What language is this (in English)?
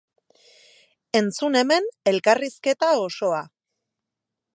Basque